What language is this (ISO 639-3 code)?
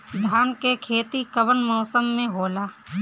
bho